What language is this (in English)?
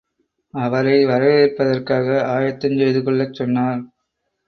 Tamil